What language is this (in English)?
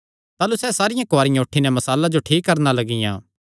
Kangri